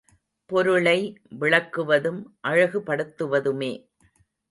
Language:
Tamil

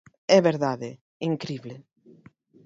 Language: Galician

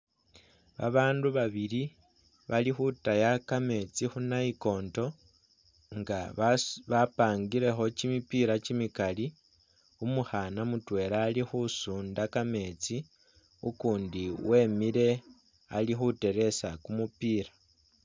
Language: Masaaba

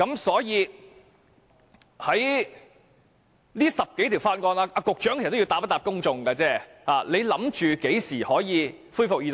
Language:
Cantonese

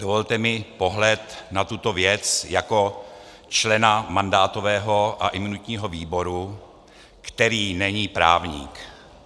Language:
Czech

